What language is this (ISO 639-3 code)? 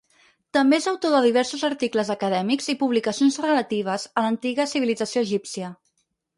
cat